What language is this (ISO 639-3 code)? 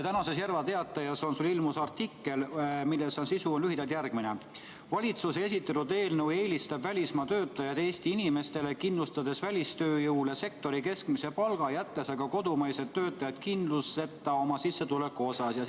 est